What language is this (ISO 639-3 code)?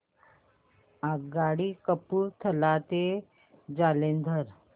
mar